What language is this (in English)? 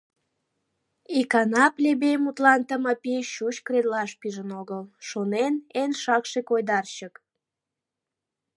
Mari